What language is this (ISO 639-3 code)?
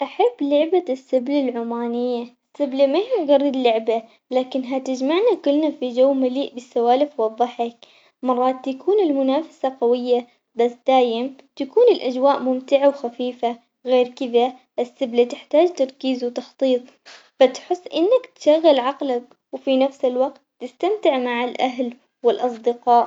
acx